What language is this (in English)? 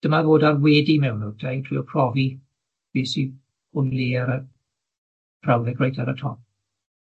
Welsh